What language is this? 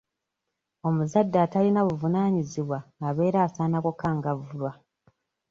Ganda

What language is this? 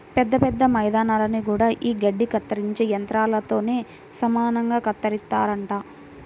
Telugu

